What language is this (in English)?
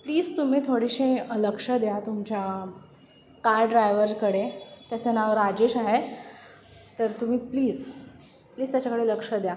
Marathi